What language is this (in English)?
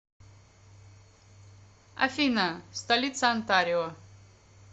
Russian